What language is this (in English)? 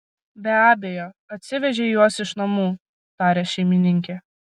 Lithuanian